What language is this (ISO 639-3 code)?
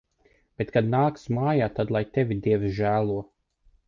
lav